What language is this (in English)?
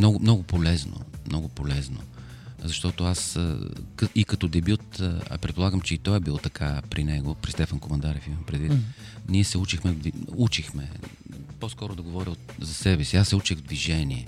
Bulgarian